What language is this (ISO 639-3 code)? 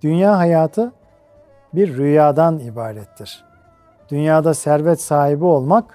tur